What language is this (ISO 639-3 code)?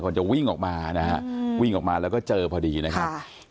tha